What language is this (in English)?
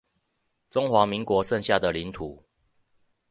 Chinese